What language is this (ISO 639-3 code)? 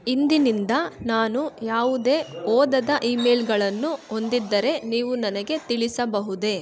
kan